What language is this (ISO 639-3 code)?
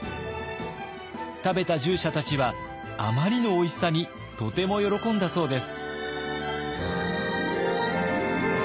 jpn